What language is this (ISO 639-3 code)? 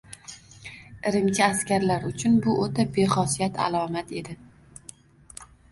uzb